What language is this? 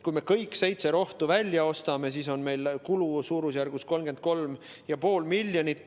Estonian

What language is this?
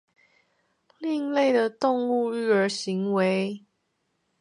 Chinese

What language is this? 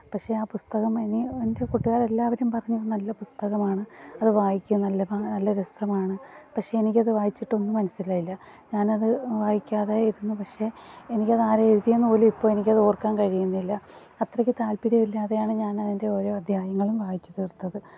Malayalam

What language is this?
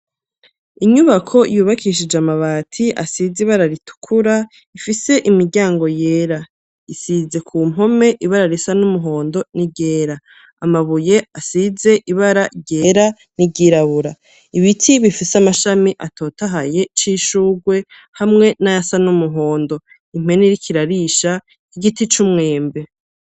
Rundi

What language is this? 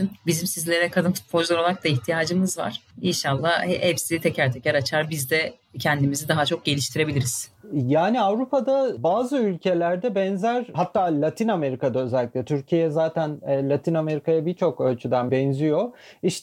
Turkish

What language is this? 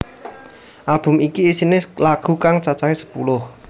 Javanese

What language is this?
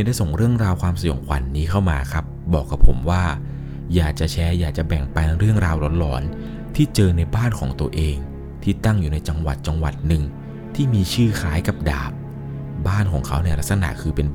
Thai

